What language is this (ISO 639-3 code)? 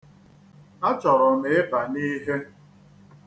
ibo